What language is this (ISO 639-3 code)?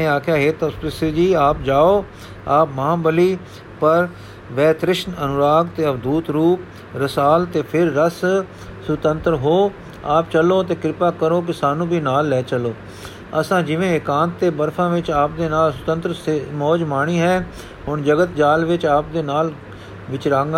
pan